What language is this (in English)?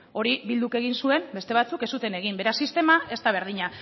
Basque